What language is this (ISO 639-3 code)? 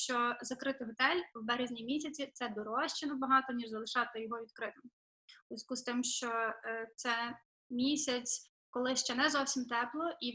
ukr